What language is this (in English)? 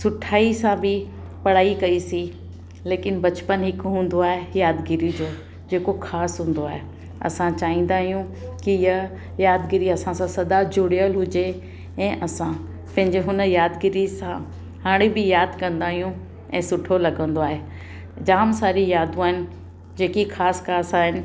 Sindhi